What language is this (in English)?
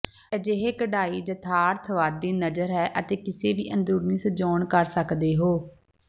Punjabi